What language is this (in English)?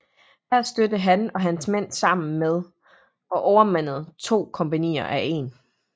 Danish